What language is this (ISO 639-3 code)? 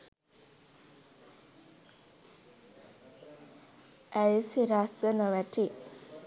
sin